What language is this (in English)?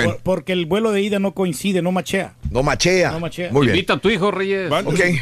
Spanish